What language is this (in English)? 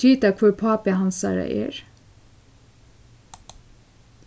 Faroese